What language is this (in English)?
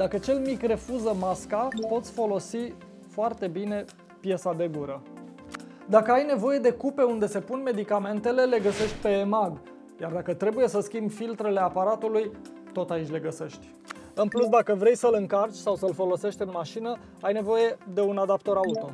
Romanian